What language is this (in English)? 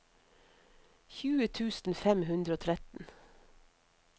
Norwegian